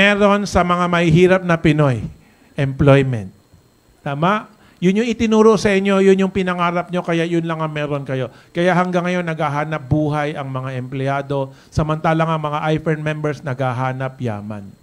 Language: Filipino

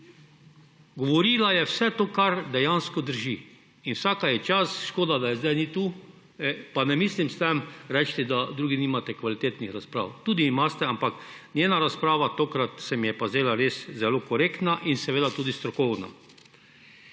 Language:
Slovenian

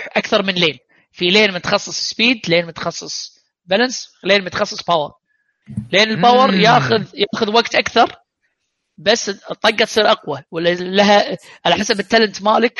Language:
Arabic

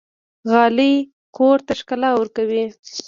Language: Pashto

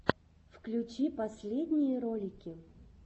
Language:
Russian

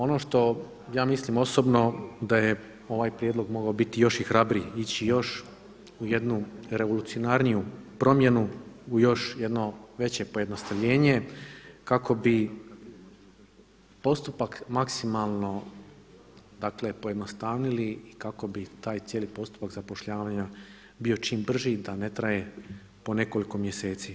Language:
Croatian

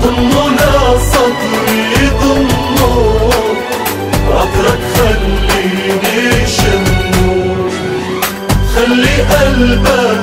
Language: Dutch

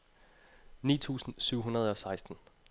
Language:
Danish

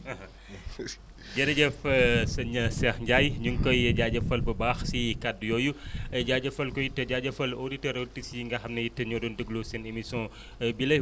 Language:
Wolof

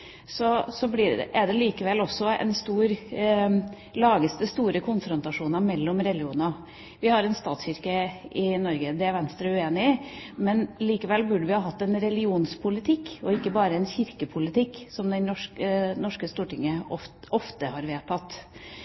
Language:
Norwegian Bokmål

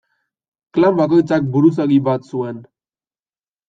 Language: Basque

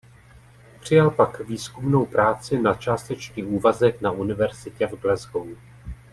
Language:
Czech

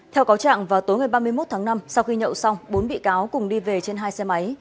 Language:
Vietnamese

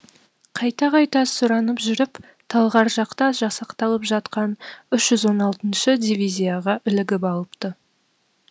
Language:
Kazakh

